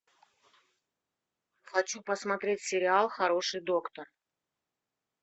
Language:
Russian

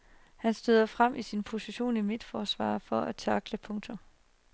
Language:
Danish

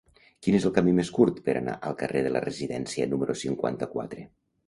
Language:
Catalan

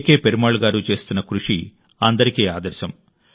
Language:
Telugu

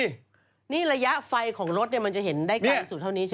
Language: Thai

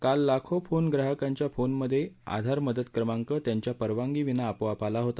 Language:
Marathi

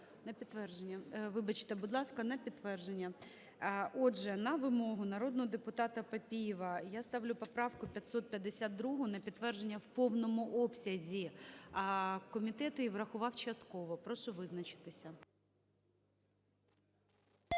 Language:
Ukrainian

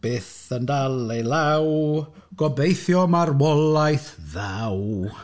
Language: Welsh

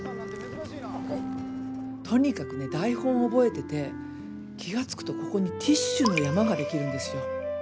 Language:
Japanese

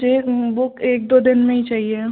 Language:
Hindi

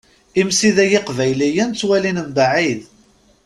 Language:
Kabyle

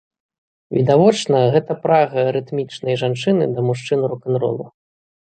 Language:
Belarusian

